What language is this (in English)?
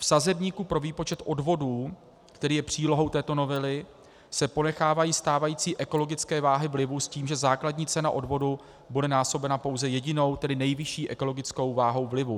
Czech